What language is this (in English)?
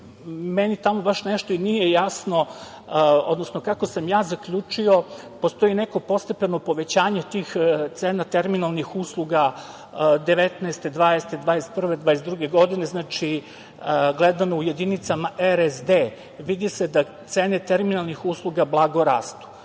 Serbian